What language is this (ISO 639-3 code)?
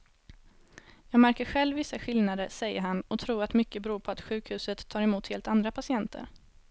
swe